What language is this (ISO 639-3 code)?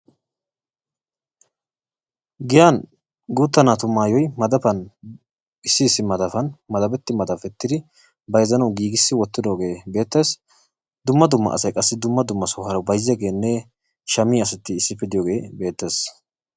wal